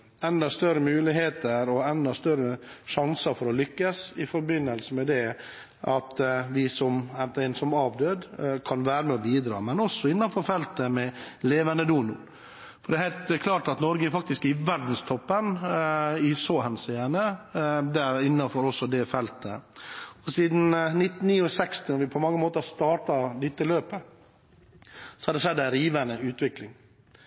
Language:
Norwegian Bokmål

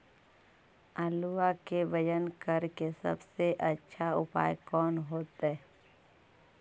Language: Magahi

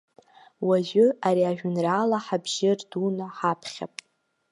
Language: Abkhazian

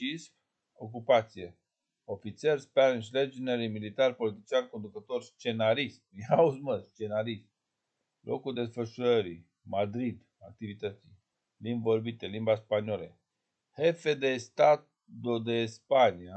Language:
Romanian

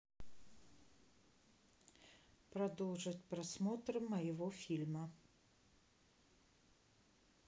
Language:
Russian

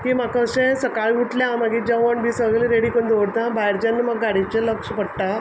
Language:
Konkani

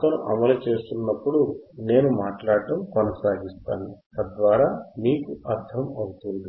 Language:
Telugu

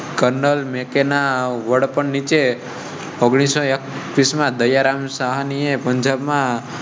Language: Gujarati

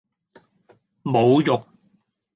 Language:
Cantonese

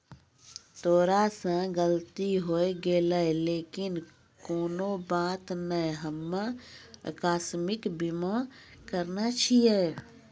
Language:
Maithili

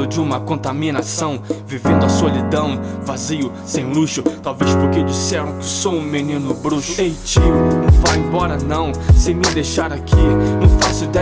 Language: Portuguese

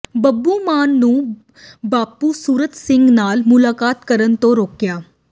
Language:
Punjabi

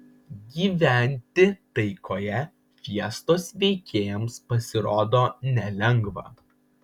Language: Lithuanian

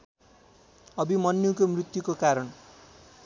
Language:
Nepali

